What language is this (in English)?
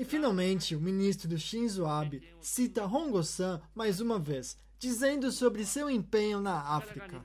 Portuguese